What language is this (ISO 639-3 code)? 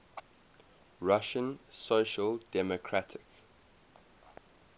eng